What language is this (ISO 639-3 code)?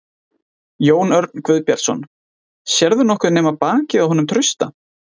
isl